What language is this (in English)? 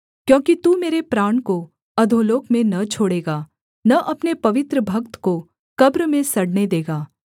Hindi